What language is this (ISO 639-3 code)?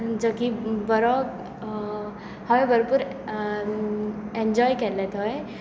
kok